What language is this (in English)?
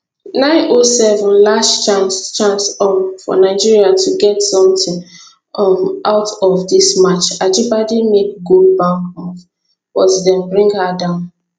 Nigerian Pidgin